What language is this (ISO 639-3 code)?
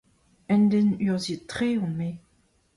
bre